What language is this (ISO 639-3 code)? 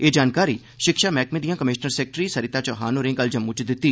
doi